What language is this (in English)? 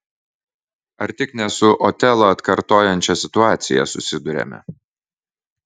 Lithuanian